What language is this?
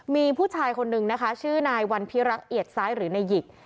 Thai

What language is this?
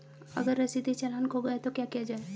Hindi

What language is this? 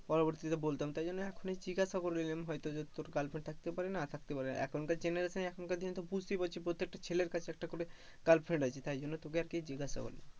Bangla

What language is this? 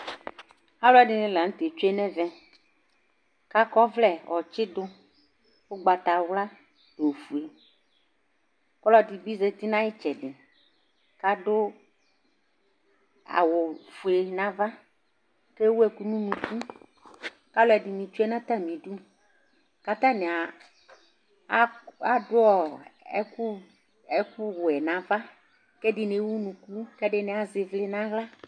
Ikposo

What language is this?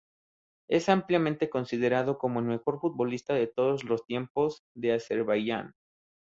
Spanish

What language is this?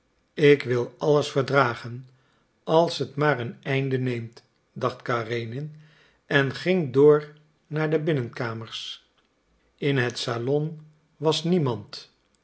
Dutch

